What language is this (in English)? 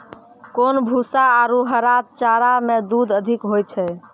Maithili